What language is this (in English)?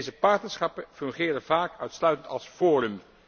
Dutch